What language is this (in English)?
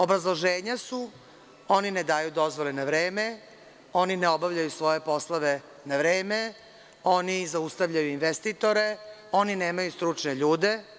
Serbian